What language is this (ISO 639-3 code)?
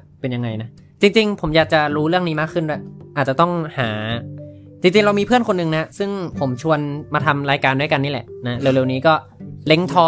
tha